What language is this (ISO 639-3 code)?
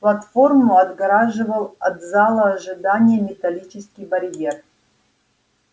rus